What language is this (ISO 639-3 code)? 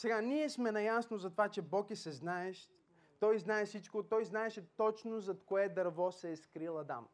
bul